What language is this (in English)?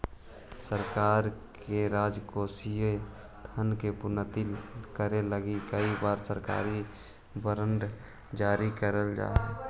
Magahi